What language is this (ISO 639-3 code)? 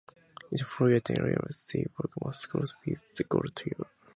eng